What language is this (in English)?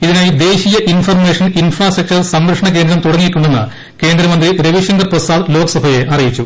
Malayalam